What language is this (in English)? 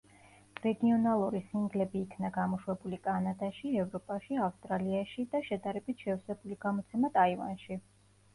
Georgian